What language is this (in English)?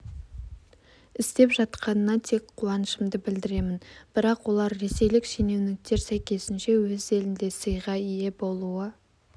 Kazakh